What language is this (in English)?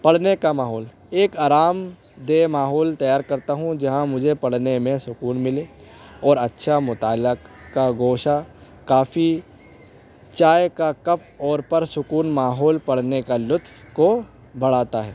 Urdu